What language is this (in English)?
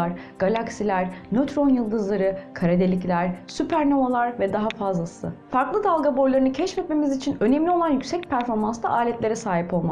Turkish